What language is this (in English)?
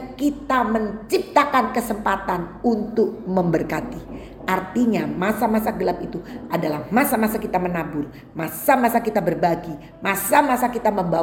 Indonesian